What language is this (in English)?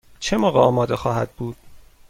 Persian